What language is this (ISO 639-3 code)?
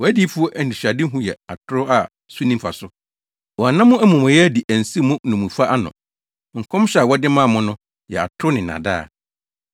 aka